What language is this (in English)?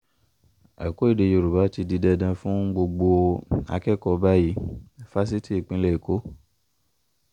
Yoruba